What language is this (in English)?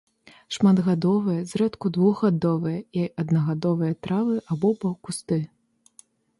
Belarusian